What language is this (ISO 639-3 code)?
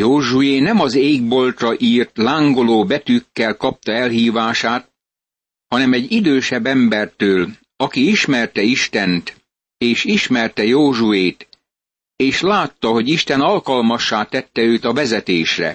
hun